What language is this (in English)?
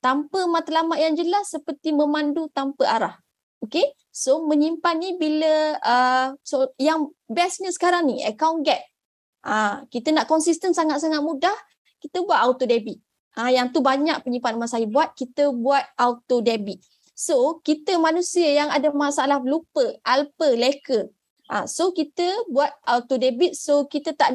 Malay